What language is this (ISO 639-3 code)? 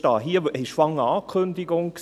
gsw